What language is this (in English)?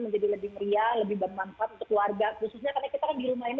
Indonesian